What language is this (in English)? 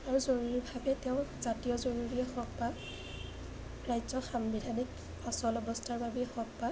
Assamese